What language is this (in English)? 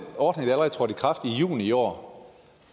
Danish